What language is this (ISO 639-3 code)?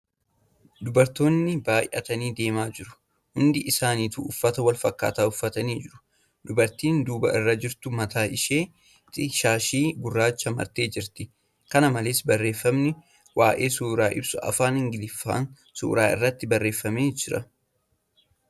orm